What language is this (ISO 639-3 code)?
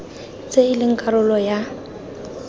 tsn